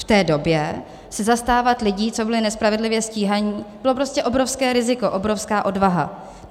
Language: Czech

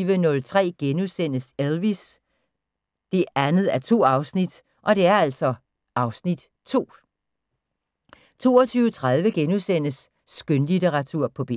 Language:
Danish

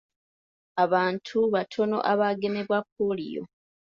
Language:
Ganda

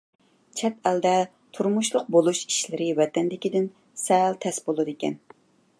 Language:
Uyghur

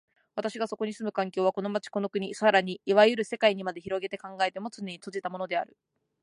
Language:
Japanese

